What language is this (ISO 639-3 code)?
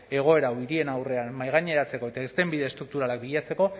eus